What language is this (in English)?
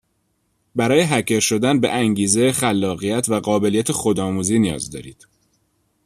Persian